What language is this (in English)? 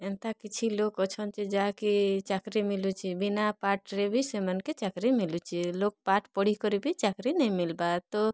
Odia